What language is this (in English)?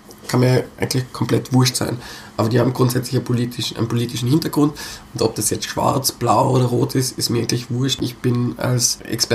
German